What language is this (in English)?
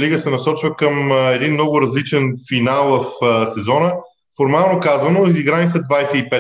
Bulgarian